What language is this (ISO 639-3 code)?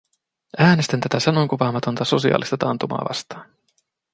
fin